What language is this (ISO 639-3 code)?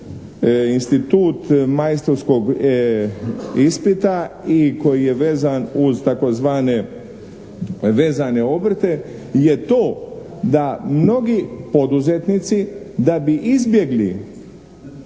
hrv